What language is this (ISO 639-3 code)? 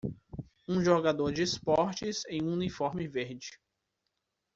por